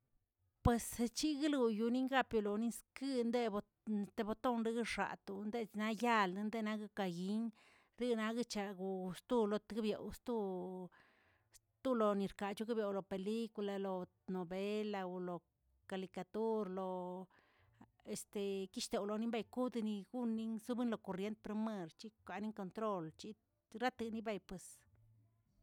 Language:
Tilquiapan Zapotec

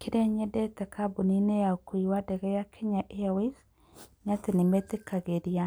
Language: Kikuyu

